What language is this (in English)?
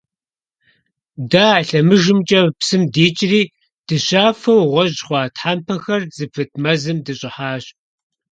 Kabardian